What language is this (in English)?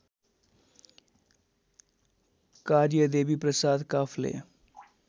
Nepali